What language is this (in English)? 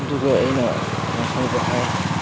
Manipuri